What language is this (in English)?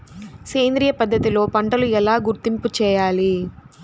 Telugu